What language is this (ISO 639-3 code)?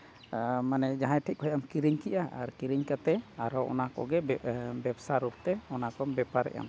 sat